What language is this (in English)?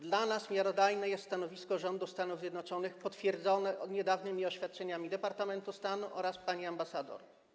Polish